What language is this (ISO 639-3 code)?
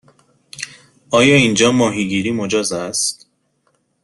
fas